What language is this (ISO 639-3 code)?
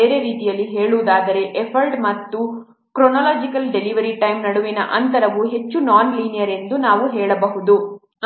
kan